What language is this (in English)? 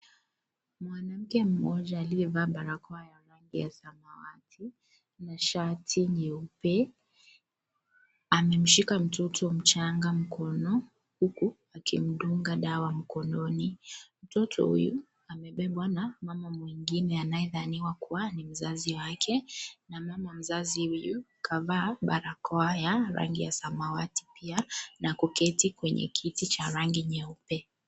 Swahili